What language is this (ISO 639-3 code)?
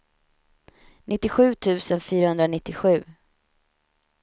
swe